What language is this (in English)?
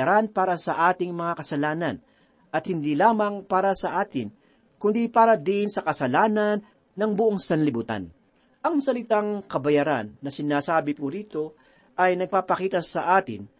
Filipino